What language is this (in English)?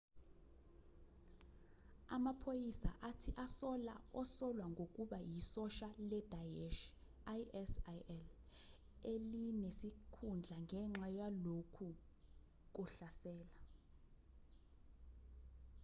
Zulu